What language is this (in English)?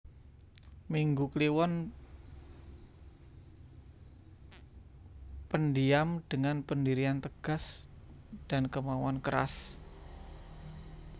Javanese